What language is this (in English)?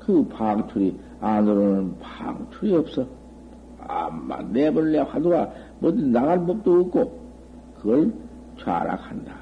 Korean